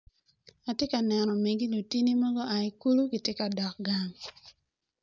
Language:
Acoli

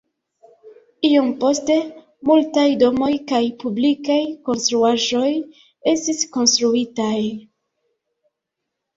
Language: Esperanto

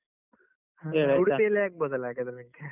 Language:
Kannada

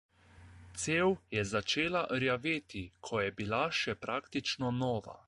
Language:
Slovenian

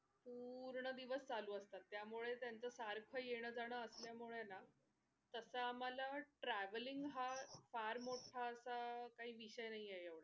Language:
Marathi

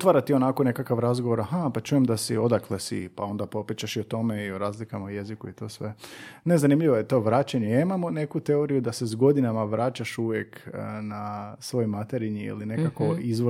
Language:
Croatian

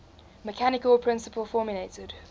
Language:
English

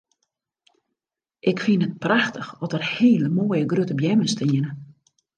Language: Western Frisian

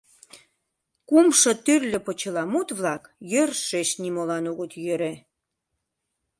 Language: Mari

